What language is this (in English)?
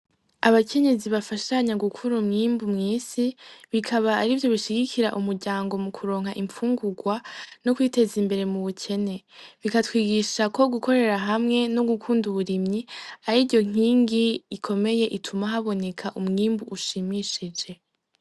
Rundi